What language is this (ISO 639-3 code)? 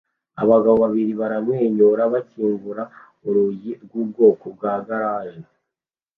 kin